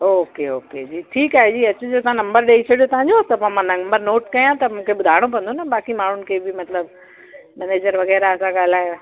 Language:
Sindhi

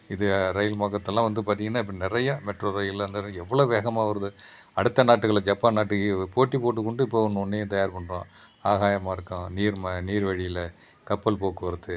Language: Tamil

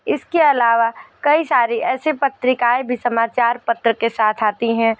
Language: Hindi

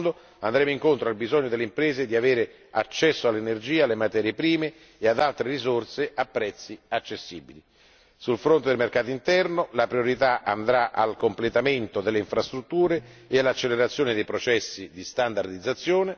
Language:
Italian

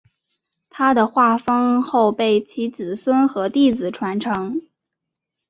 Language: Chinese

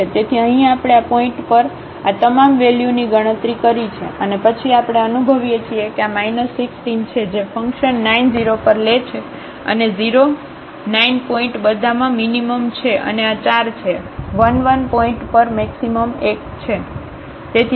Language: Gujarati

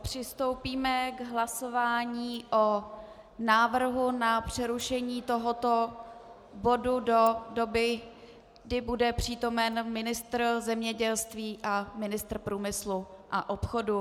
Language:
Czech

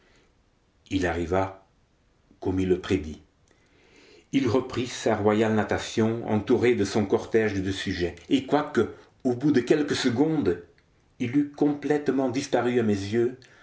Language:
French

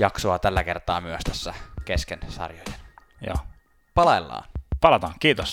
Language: Finnish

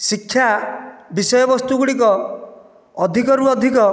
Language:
Odia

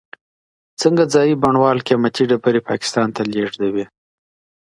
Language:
Pashto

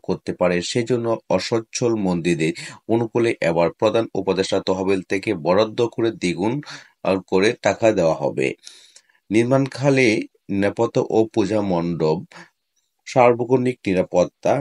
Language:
Bangla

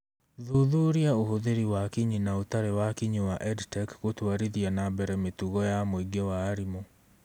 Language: Kikuyu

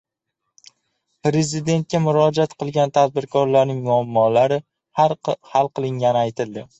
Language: Uzbek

